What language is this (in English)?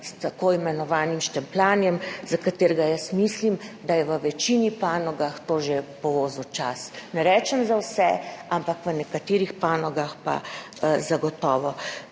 Slovenian